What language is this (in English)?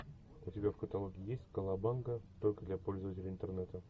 Russian